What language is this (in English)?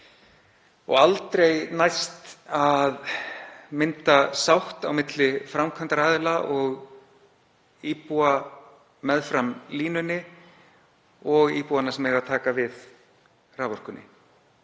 Icelandic